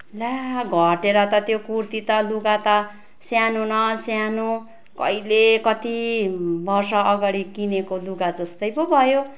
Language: Nepali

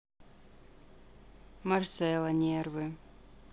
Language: Russian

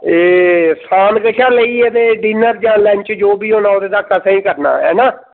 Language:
Dogri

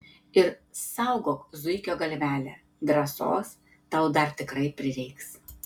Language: Lithuanian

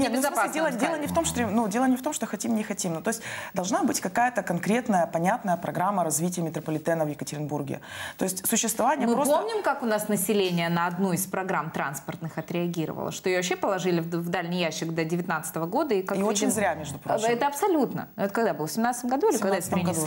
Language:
Russian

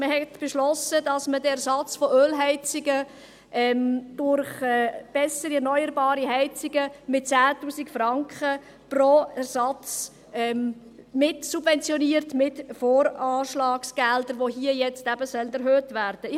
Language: Swiss German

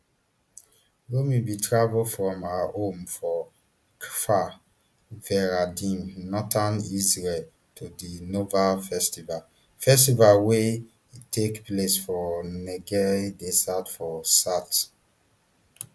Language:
Nigerian Pidgin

